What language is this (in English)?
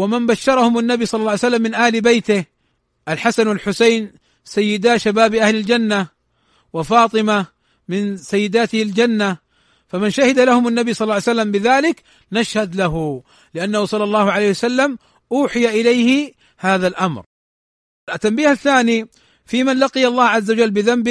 Arabic